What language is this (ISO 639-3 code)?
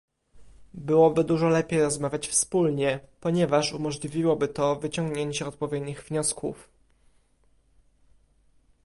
pol